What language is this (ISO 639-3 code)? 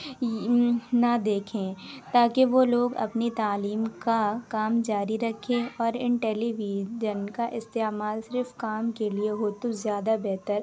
urd